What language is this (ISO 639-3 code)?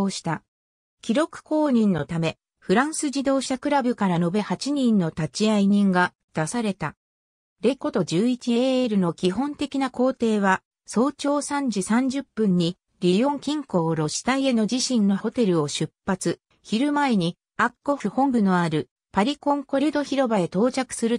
jpn